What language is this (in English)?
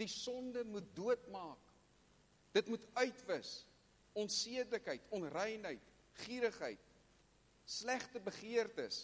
Dutch